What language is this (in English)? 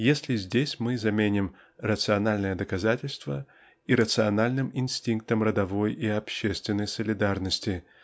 Russian